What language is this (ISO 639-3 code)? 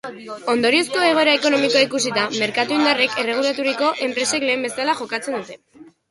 eus